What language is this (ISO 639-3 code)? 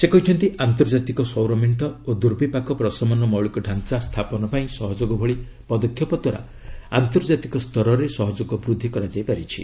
ori